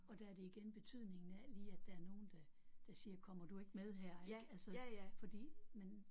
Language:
Danish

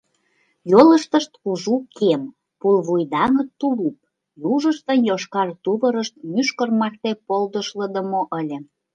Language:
Mari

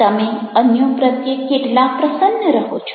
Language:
Gujarati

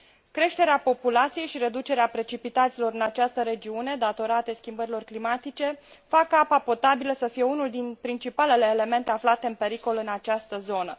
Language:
Romanian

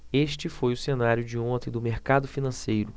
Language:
Portuguese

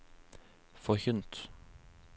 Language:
Norwegian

